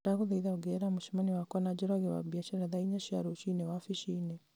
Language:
Kikuyu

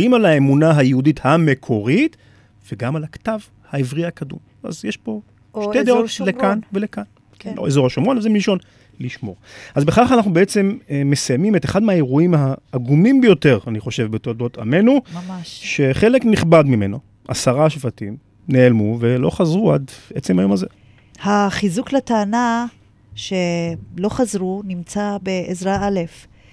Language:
Hebrew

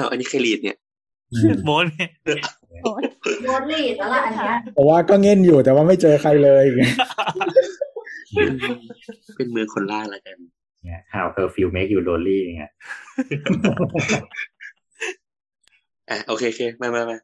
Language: Thai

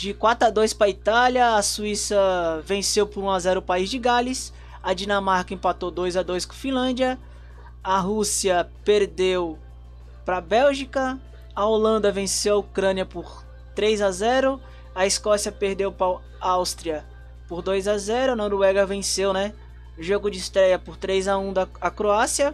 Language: Portuguese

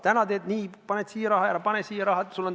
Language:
Estonian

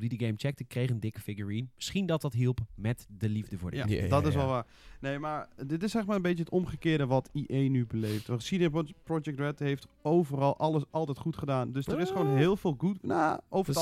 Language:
Dutch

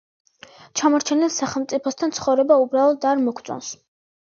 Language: Georgian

